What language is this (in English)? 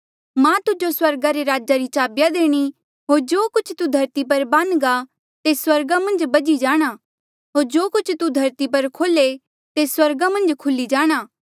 Mandeali